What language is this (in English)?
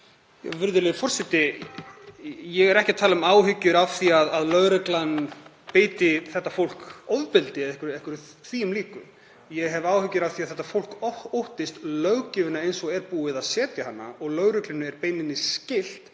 Icelandic